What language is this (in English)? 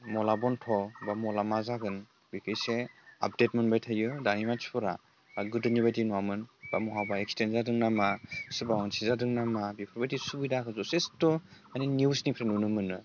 Bodo